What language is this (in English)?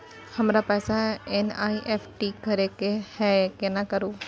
Maithili